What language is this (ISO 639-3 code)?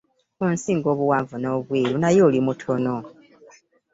lug